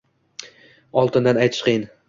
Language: Uzbek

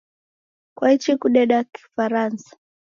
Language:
Taita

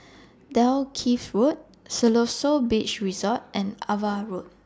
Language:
English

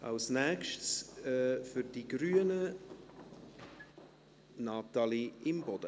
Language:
Swiss German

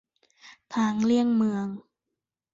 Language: Thai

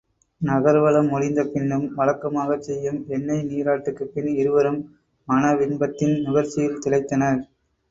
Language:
Tamil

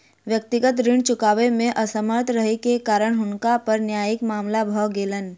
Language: Maithili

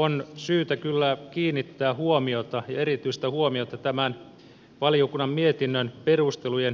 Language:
Finnish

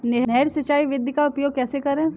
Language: Hindi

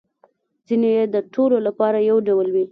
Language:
Pashto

